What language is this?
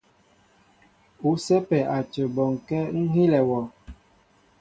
Mbo (Cameroon)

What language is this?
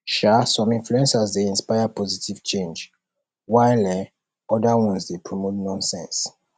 Nigerian Pidgin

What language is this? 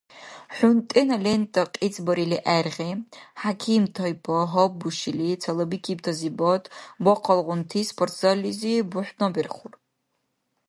Dargwa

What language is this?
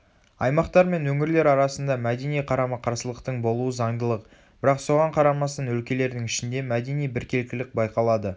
Kazakh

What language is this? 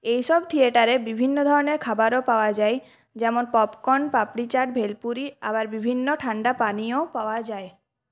Bangla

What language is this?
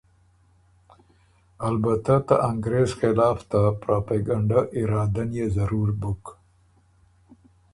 Ormuri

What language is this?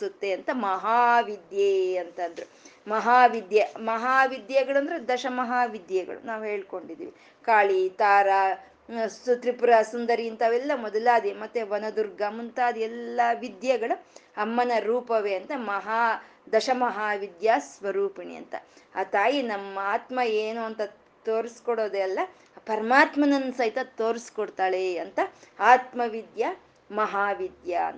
Kannada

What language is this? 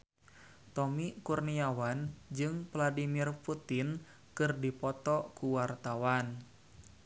Sundanese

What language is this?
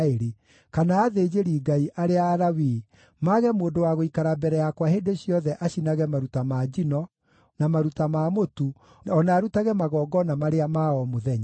Kikuyu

